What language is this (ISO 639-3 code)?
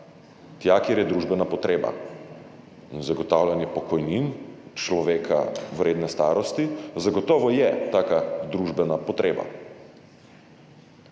slv